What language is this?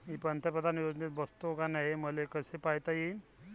Marathi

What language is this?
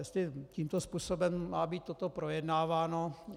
Czech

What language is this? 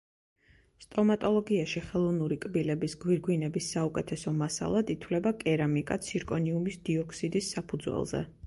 Georgian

